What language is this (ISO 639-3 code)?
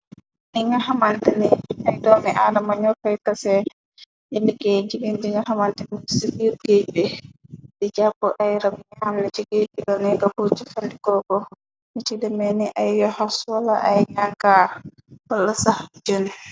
wol